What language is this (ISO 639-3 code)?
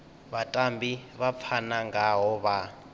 ven